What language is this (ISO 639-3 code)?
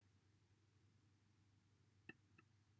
cym